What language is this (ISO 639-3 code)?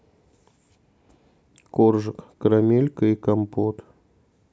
rus